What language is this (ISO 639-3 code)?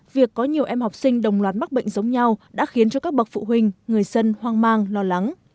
vie